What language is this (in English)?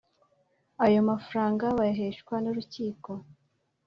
Kinyarwanda